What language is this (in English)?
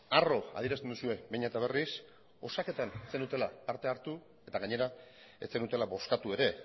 Basque